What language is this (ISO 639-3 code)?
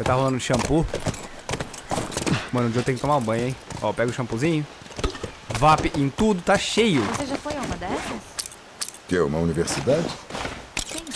por